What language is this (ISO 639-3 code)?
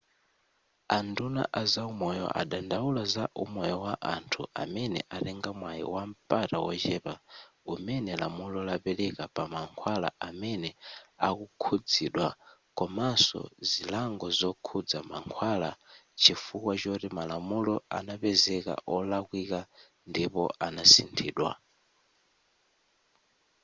nya